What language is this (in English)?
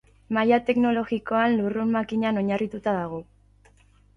Basque